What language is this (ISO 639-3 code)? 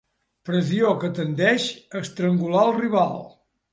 cat